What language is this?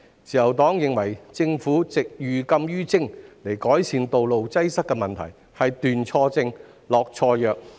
Cantonese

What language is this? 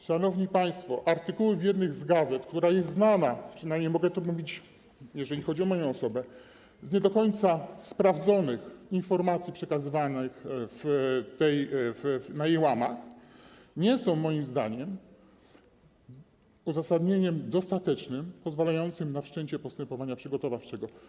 Polish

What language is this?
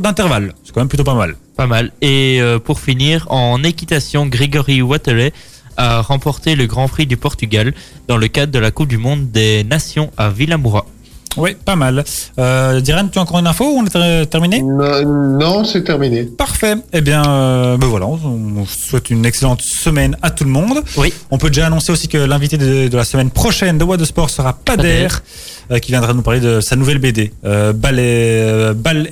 French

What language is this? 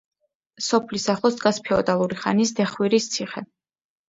Georgian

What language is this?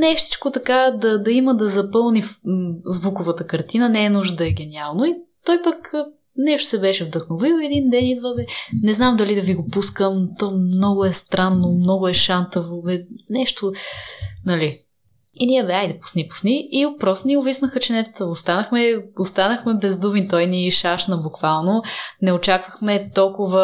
Bulgarian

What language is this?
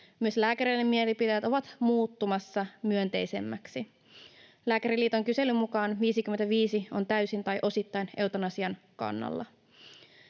Finnish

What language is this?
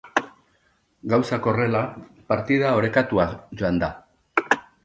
Basque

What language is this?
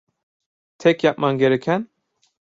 Turkish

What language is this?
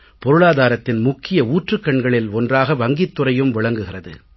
Tamil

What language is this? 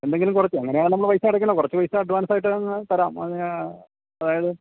Malayalam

